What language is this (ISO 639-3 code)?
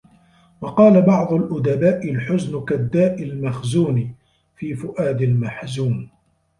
ara